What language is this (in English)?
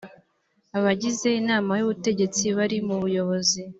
Kinyarwanda